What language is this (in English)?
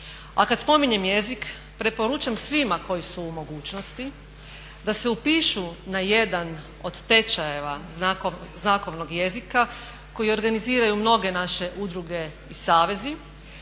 Croatian